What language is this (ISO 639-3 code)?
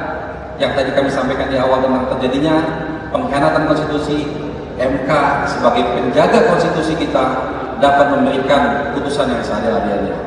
ind